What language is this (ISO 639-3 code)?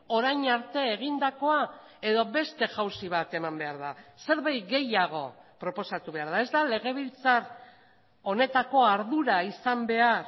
eus